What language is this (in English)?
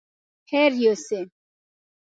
Pashto